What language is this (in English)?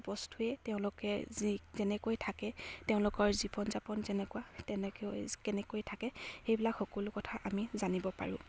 Assamese